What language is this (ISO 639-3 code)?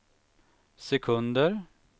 swe